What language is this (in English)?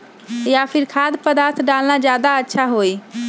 Magahi